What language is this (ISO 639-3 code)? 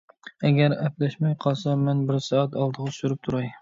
uig